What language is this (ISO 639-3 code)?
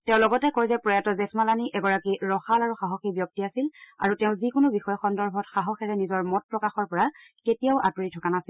asm